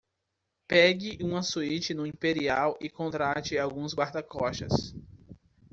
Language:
Portuguese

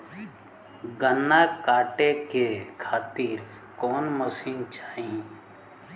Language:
Bhojpuri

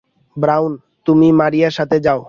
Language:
Bangla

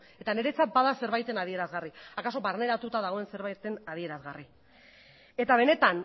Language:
Basque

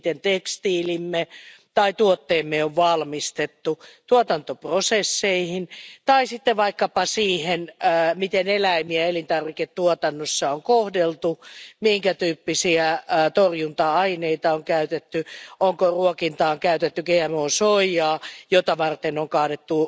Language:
Finnish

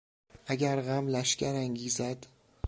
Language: Persian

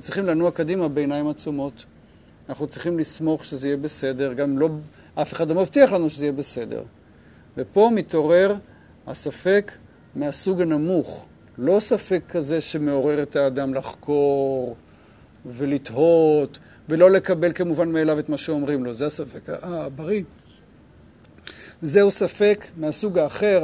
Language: Hebrew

